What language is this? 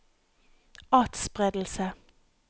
Norwegian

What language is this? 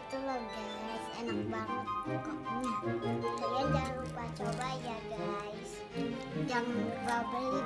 Indonesian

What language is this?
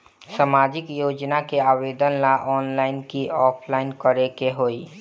Bhojpuri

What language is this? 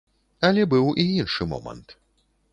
Belarusian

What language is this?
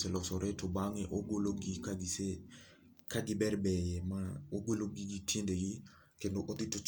Luo (Kenya and Tanzania)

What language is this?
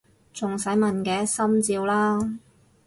Cantonese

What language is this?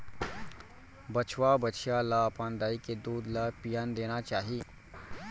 Chhattisgarhi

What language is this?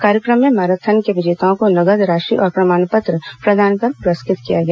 Hindi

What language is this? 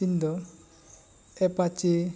Santali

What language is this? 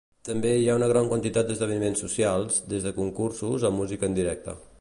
Catalan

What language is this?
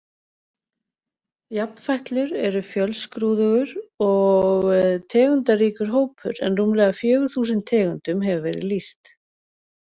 Icelandic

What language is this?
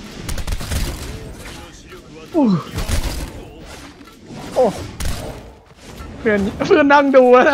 Thai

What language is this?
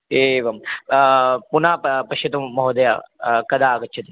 Sanskrit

